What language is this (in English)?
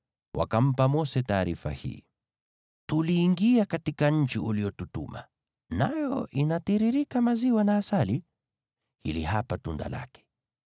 Swahili